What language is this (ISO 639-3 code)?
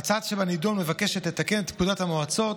heb